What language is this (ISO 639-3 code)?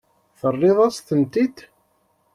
kab